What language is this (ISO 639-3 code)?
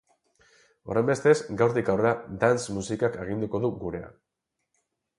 eus